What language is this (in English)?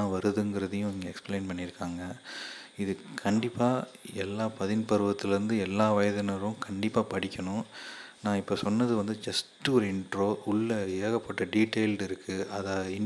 Tamil